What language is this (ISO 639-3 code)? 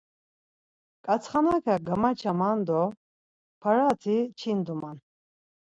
lzz